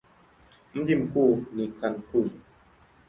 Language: Swahili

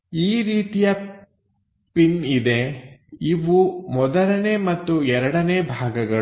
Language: Kannada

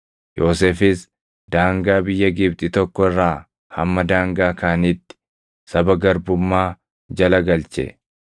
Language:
Oromo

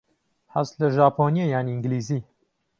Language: Central Kurdish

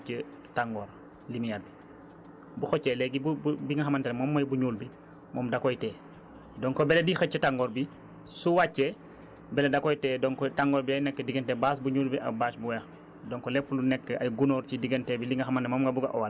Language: Wolof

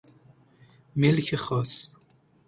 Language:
Persian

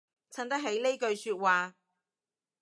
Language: Cantonese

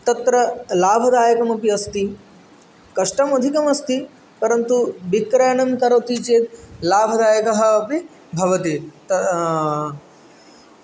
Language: Sanskrit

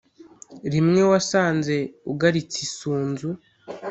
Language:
Kinyarwanda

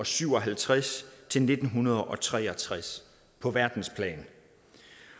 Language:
Danish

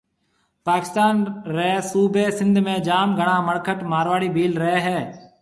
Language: Marwari (Pakistan)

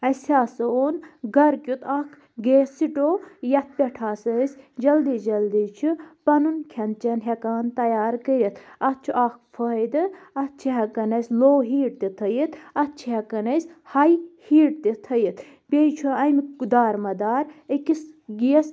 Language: Kashmiri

